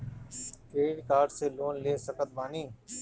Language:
Bhojpuri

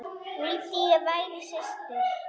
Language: Icelandic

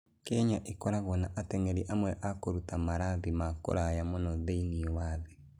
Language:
Kikuyu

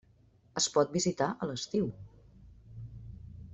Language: Catalan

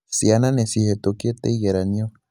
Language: Kikuyu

